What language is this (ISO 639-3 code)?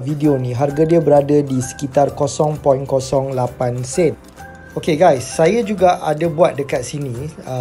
msa